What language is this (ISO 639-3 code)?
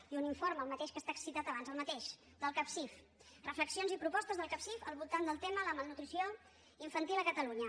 cat